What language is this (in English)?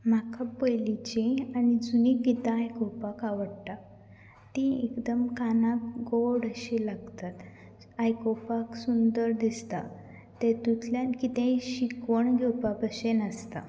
Konkani